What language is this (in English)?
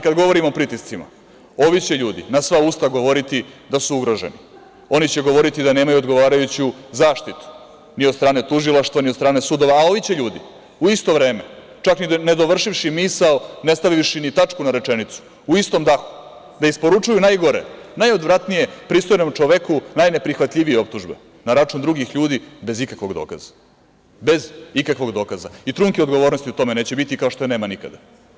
Serbian